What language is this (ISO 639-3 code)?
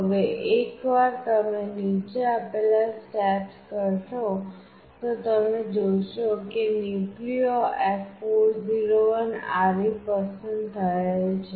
guj